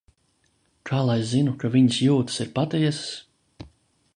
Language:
Latvian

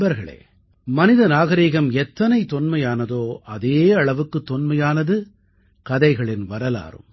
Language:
Tamil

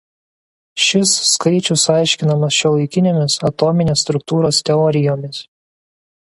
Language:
Lithuanian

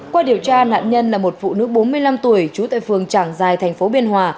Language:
Vietnamese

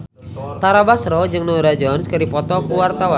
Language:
Sundanese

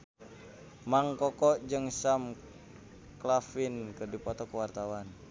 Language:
Sundanese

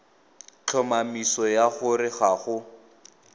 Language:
Tswana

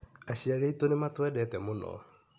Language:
Kikuyu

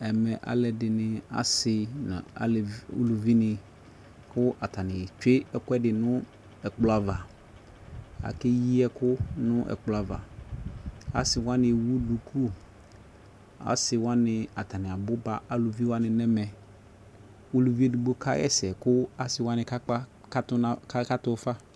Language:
Ikposo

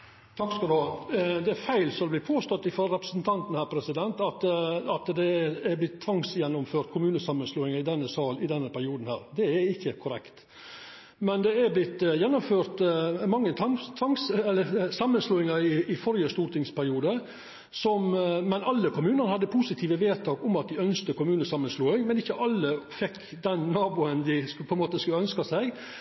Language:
Norwegian Nynorsk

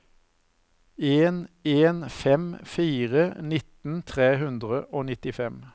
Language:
Norwegian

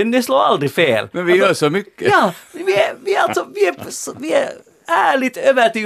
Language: Swedish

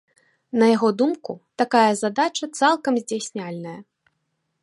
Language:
Belarusian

